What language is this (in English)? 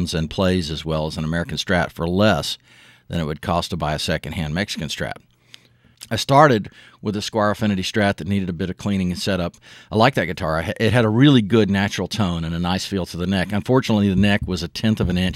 English